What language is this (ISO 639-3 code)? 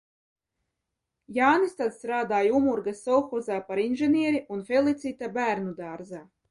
lav